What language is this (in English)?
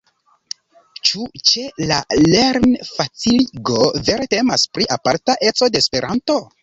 Esperanto